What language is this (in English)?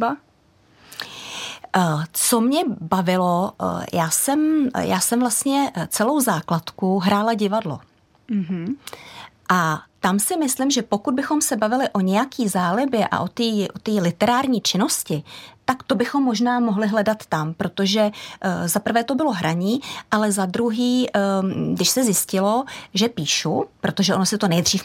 Czech